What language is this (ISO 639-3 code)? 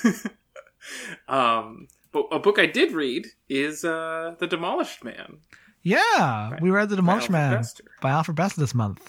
eng